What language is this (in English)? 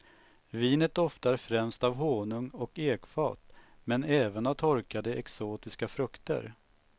Swedish